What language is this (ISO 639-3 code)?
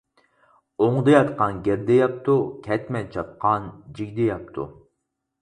uig